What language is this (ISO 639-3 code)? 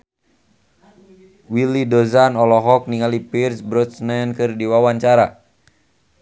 sun